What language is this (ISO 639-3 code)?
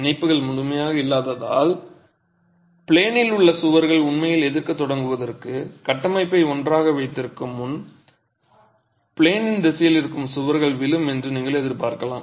tam